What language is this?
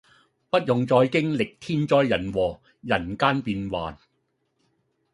Cantonese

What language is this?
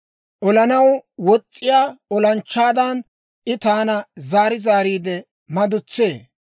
Dawro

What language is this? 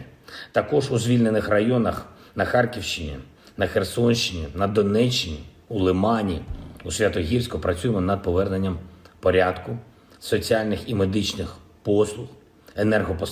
Ukrainian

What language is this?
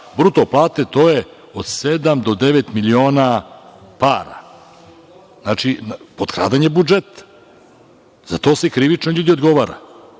Serbian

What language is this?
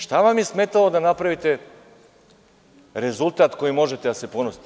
Serbian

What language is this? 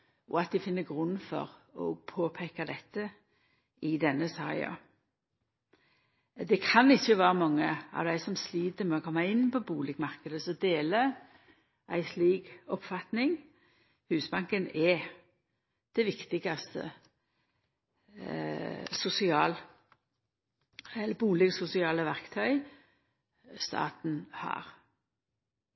Norwegian Nynorsk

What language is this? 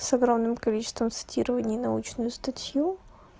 Russian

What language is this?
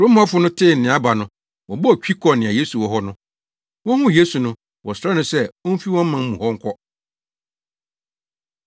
Akan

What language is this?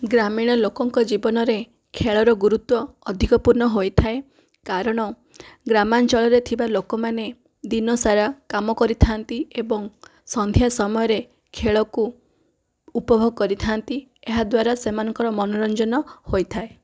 Odia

